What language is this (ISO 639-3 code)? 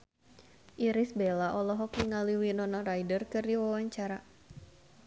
sun